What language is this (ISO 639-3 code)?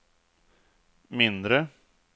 swe